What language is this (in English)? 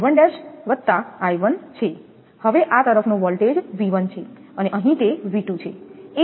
Gujarati